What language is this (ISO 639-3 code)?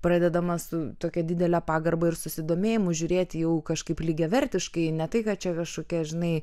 lit